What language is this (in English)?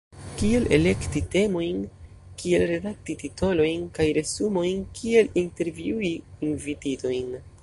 Esperanto